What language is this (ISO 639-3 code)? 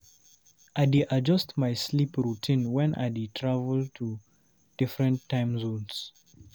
pcm